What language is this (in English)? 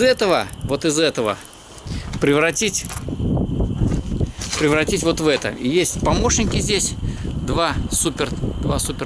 Russian